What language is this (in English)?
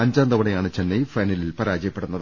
Malayalam